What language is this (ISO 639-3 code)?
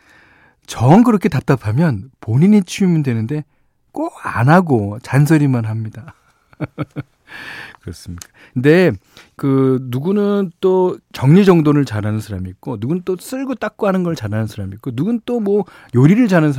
kor